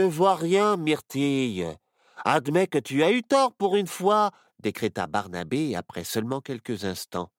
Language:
French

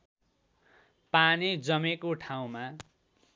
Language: Nepali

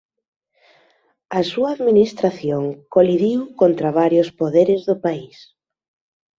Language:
Galician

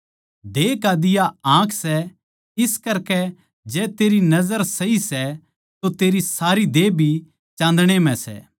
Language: Haryanvi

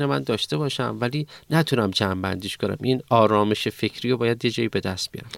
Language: Persian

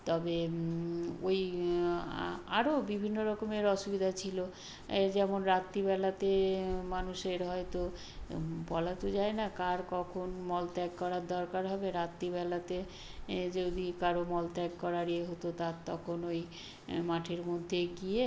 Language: Bangla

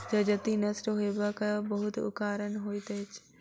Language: Maithili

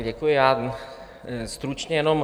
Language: Czech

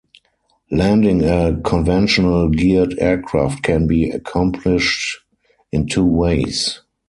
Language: English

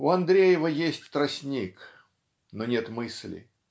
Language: Russian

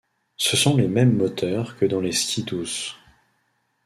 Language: French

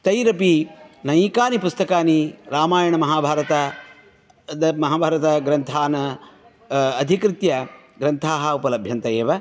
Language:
Sanskrit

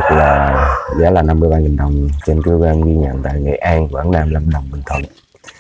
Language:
Vietnamese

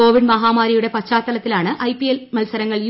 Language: Malayalam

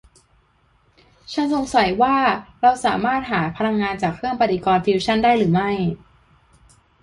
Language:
Thai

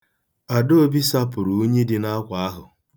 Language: Igbo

